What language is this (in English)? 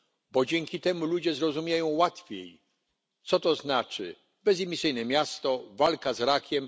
Polish